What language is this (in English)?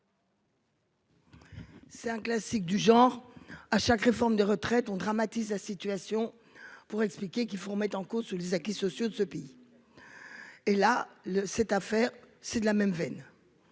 French